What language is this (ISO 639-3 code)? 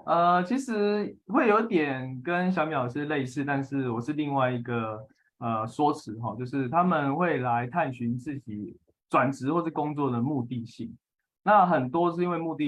zho